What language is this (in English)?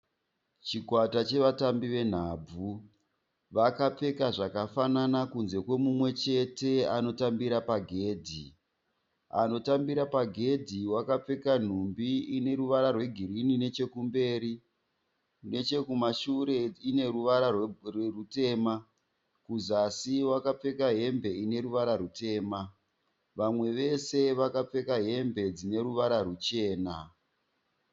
Shona